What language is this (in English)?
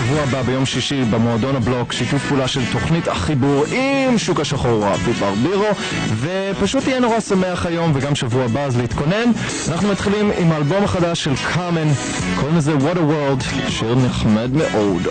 Hebrew